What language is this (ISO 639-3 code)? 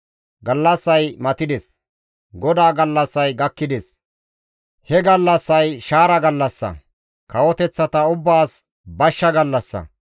gmv